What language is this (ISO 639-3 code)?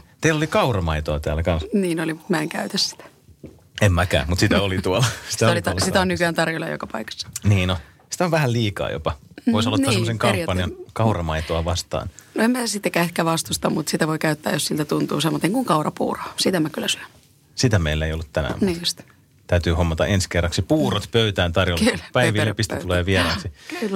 fin